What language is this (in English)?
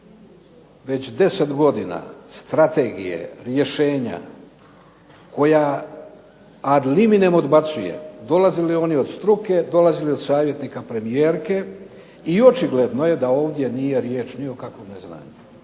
Croatian